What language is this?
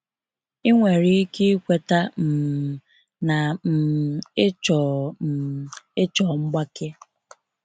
Igbo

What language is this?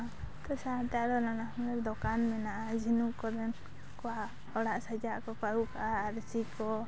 Santali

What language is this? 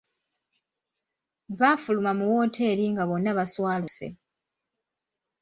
Ganda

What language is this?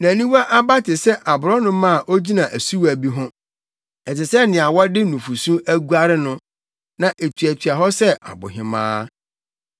Akan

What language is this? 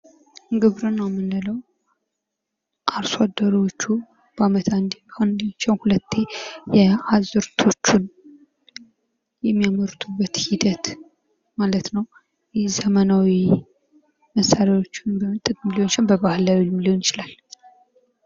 Amharic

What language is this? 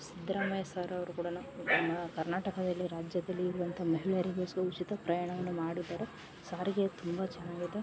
Kannada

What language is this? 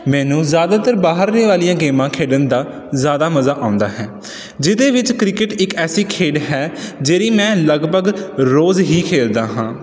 Punjabi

